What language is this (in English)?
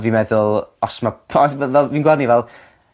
Welsh